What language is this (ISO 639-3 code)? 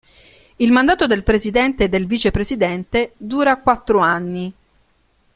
ita